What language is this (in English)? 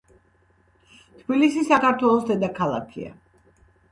Georgian